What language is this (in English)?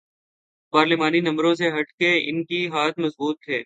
Urdu